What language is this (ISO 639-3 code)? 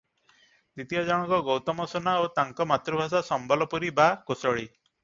ori